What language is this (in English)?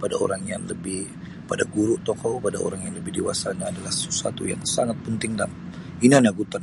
Sabah Bisaya